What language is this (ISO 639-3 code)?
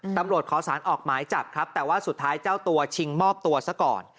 tha